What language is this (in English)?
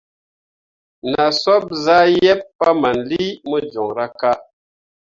Mundang